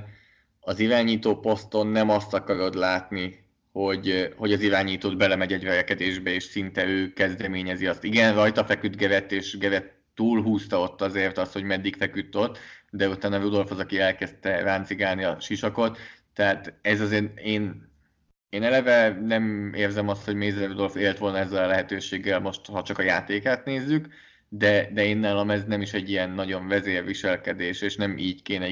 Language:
Hungarian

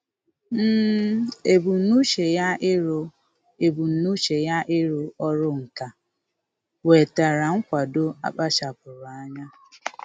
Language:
Igbo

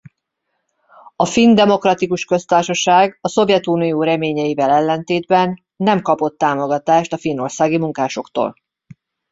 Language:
Hungarian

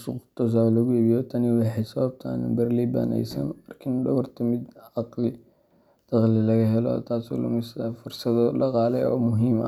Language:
Somali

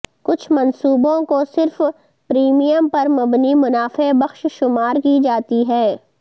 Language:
Urdu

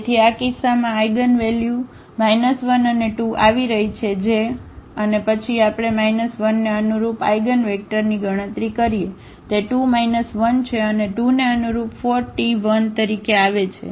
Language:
Gujarati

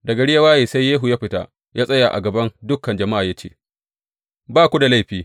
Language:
Hausa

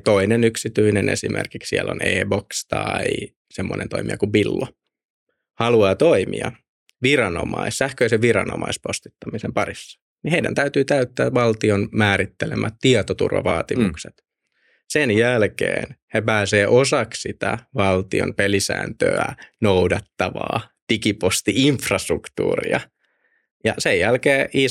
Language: Finnish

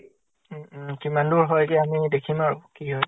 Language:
Assamese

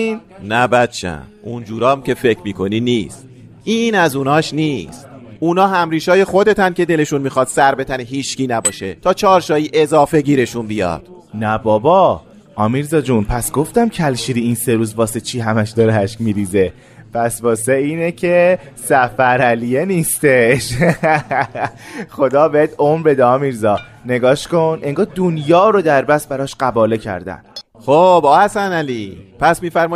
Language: Persian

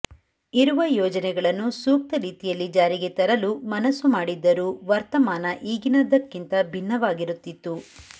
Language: Kannada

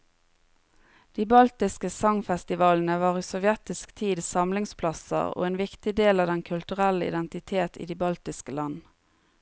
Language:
Norwegian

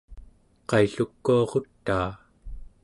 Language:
Central Yupik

